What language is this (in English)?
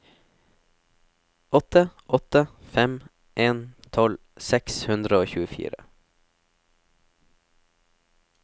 Norwegian